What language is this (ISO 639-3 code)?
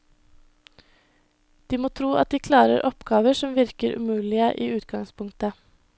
nor